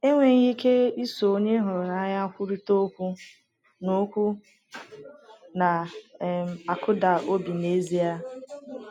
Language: Igbo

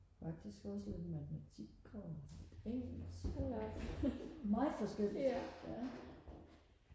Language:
Danish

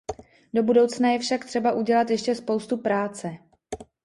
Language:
Czech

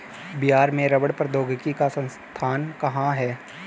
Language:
Hindi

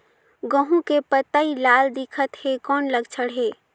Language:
Chhattisgarhi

